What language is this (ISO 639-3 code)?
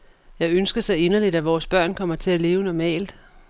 dan